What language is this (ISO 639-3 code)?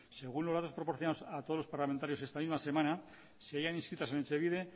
spa